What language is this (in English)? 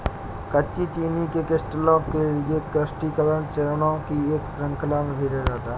Hindi